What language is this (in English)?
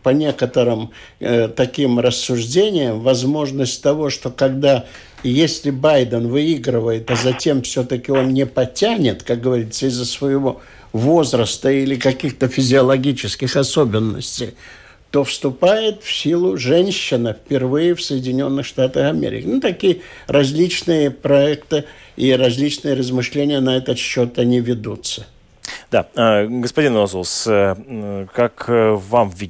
Russian